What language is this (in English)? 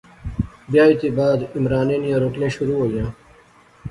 Pahari-Potwari